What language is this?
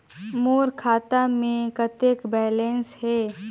Chhattisgarhi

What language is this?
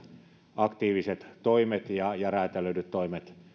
Finnish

